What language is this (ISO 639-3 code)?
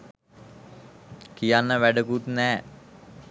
sin